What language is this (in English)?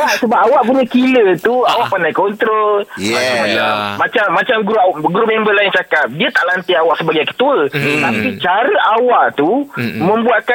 Malay